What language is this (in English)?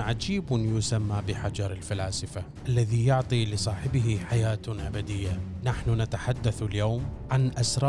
Arabic